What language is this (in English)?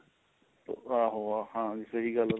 Punjabi